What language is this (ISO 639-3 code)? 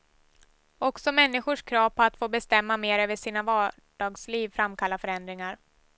swe